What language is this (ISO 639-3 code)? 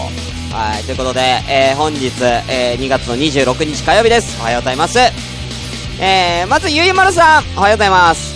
jpn